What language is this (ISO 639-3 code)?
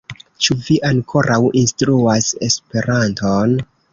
epo